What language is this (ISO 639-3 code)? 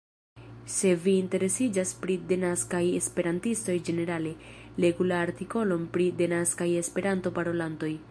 epo